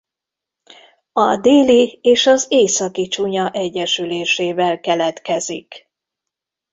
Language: Hungarian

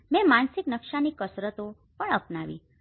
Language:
Gujarati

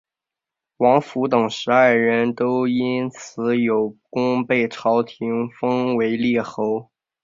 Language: Chinese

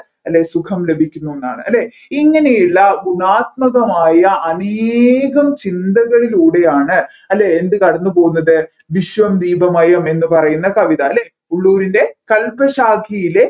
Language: Malayalam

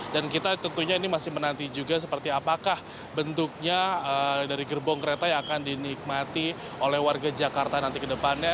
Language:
Indonesian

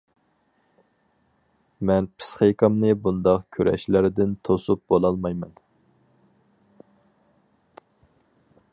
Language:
Uyghur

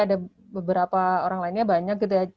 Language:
Indonesian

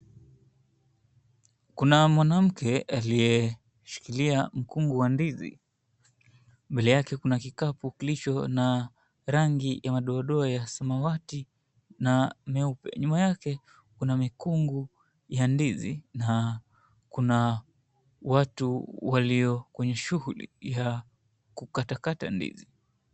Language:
Swahili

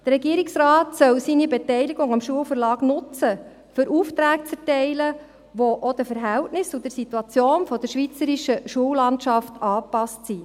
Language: Swiss German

